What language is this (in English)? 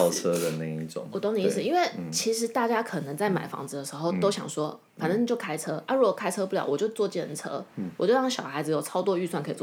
Chinese